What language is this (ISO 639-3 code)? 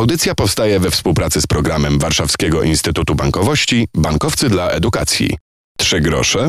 pol